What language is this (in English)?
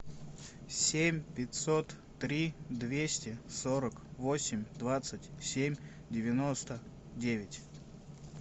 Russian